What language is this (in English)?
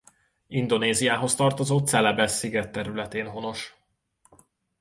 Hungarian